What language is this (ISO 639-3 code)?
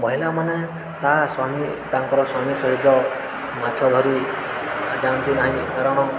ori